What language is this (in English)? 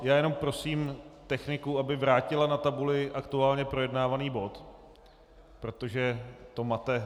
Czech